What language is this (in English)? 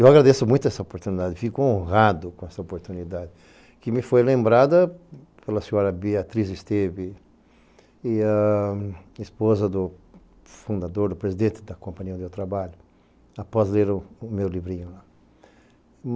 Portuguese